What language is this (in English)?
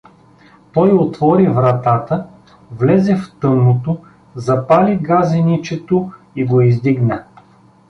Bulgarian